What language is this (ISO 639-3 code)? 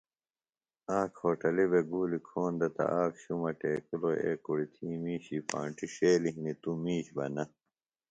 phl